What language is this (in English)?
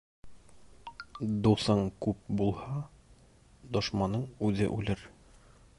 Bashkir